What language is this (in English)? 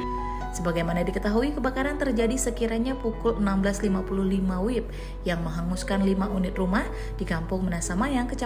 Indonesian